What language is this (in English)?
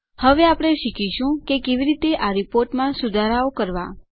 Gujarati